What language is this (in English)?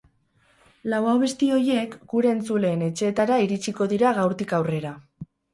Basque